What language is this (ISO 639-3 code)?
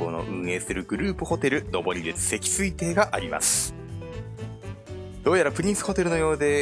jpn